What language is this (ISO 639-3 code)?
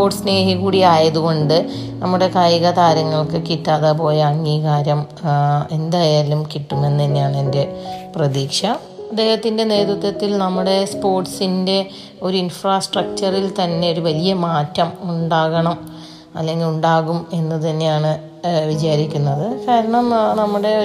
mal